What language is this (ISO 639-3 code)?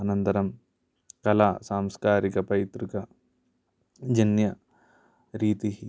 san